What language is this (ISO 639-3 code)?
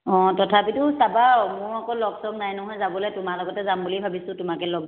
asm